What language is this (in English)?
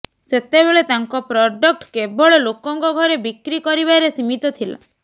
Odia